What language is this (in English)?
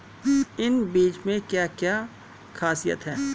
Hindi